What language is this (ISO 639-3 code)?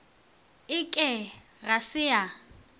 nso